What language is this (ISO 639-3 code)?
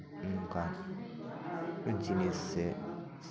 sat